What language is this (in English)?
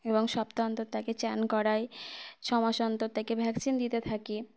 Bangla